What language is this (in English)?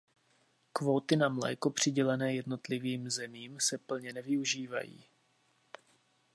Czech